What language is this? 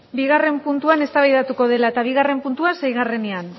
Basque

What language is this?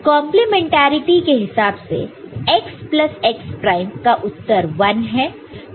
Hindi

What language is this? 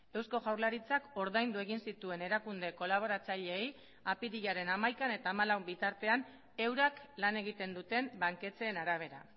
Basque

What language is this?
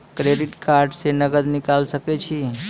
Maithili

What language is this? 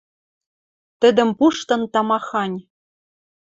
Western Mari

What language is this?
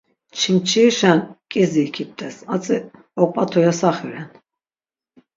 Laz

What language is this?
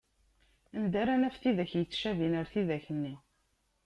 Kabyle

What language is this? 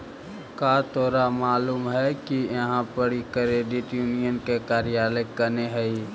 Magahi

